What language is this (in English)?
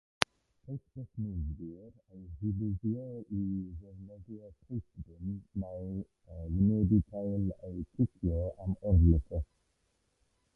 Welsh